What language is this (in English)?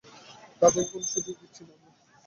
Bangla